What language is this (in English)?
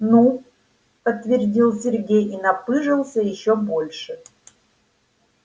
Russian